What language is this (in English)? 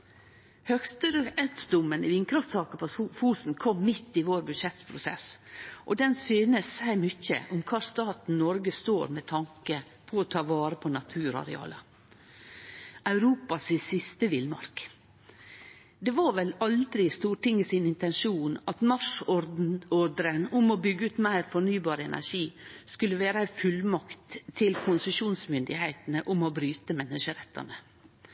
Norwegian Nynorsk